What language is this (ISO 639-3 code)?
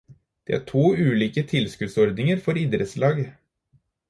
nob